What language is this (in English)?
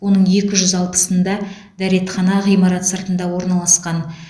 Kazakh